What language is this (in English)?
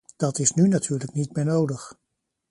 Dutch